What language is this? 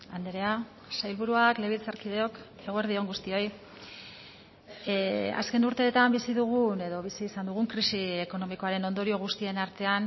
Basque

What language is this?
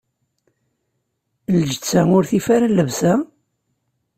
Kabyle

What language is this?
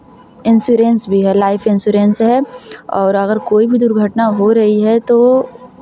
Hindi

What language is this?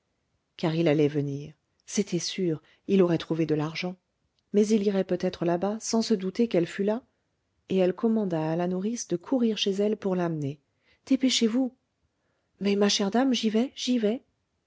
French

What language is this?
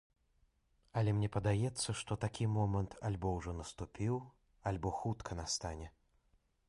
Belarusian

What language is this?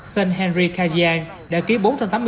Vietnamese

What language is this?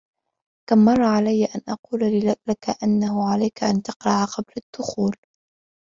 Arabic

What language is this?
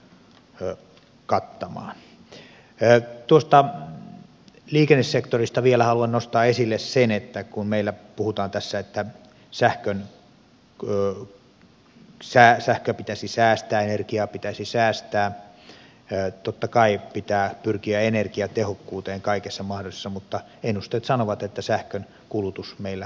Finnish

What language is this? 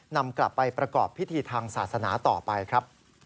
Thai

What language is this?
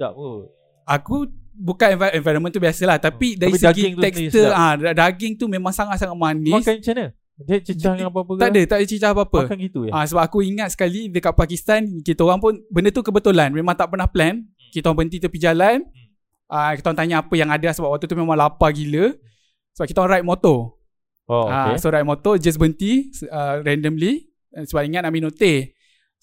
Malay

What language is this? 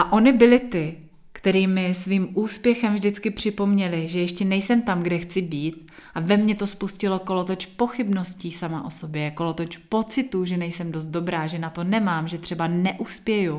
Czech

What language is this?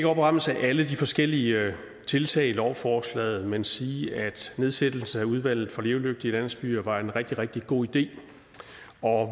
Danish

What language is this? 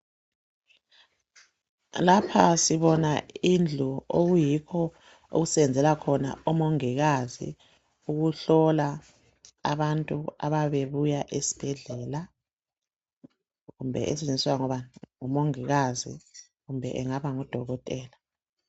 North Ndebele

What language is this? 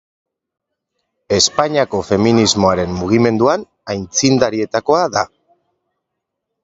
Basque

